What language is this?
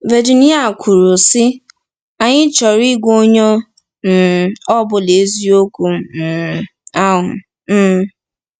Igbo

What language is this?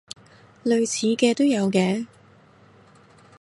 Cantonese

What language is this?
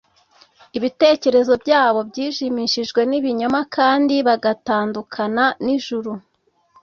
Kinyarwanda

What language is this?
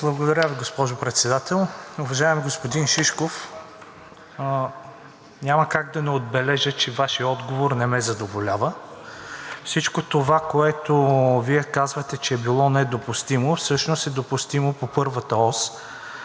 Bulgarian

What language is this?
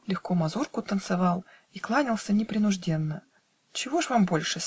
Russian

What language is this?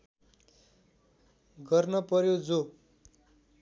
Nepali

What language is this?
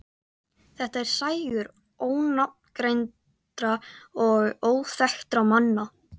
Icelandic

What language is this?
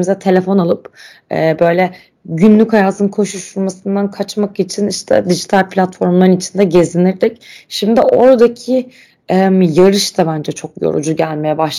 Turkish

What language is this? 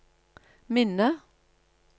Norwegian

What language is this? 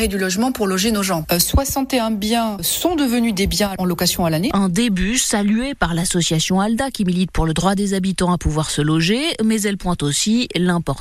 French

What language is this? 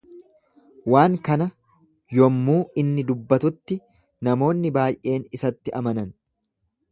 Oromo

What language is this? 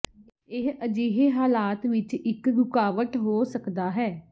Punjabi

